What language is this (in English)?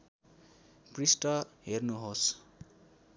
Nepali